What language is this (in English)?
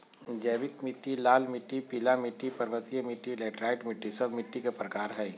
Magahi